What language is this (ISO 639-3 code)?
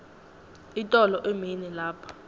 ssw